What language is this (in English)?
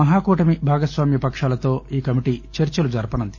Telugu